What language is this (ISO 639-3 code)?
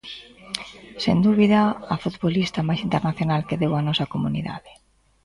glg